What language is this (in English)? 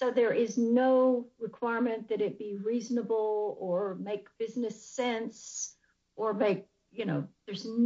English